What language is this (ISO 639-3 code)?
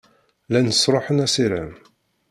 kab